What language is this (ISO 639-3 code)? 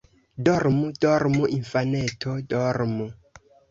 epo